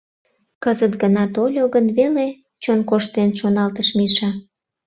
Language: Mari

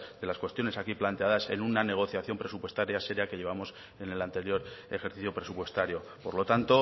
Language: Spanish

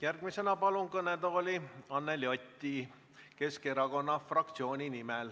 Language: Estonian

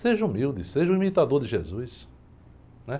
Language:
Portuguese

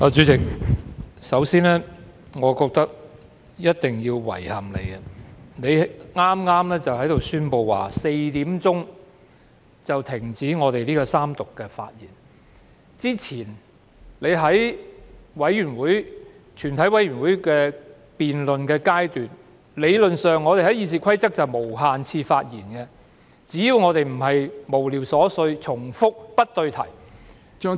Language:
Cantonese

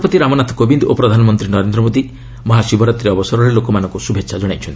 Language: Odia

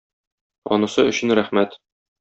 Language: Tatar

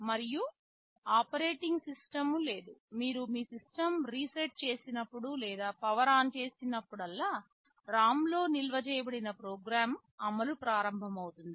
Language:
Telugu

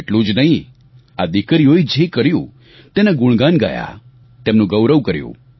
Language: Gujarati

